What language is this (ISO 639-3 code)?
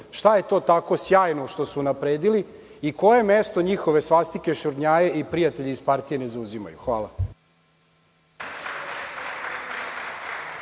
srp